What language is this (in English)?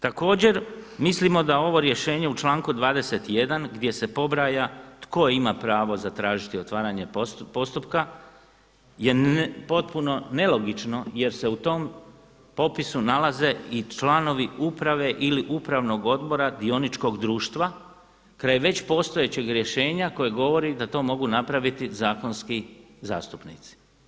Croatian